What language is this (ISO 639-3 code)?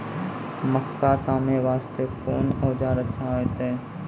mai